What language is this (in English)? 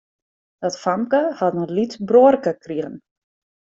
Western Frisian